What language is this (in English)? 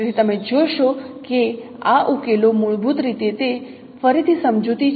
Gujarati